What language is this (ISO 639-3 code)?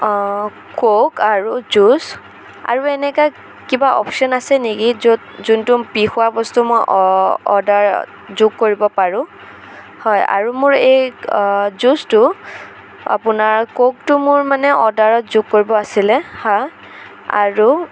asm